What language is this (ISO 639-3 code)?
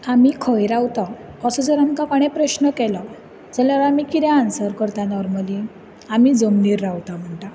kok